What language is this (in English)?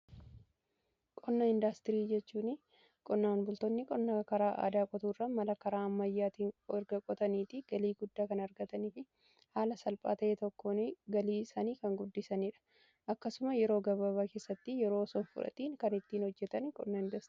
Oromo